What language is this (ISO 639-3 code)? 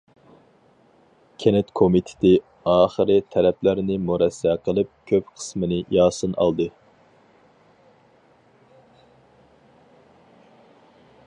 uig